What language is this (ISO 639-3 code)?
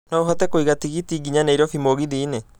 kik